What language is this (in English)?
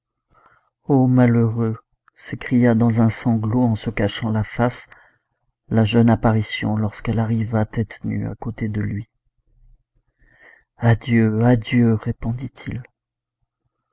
French